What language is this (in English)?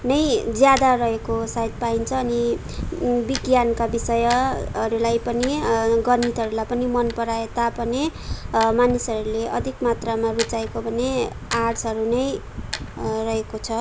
Nepali